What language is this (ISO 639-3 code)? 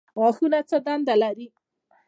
pus